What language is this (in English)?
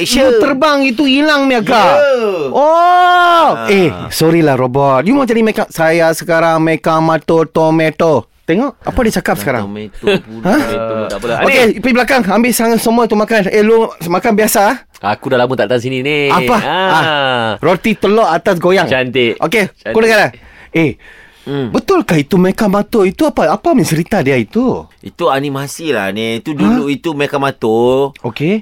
Malay